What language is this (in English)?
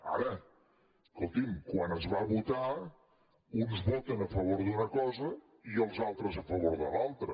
Catalan